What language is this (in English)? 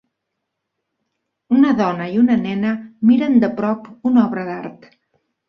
Catalan